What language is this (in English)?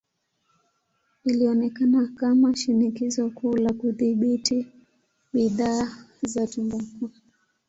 Swahili